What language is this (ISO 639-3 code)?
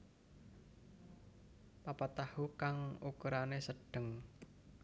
jav